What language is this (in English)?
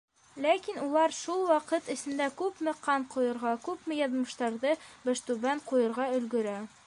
Bashkir